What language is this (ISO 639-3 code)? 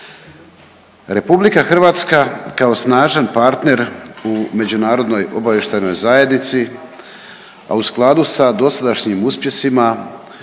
hrv